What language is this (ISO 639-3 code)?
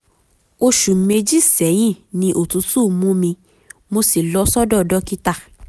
yor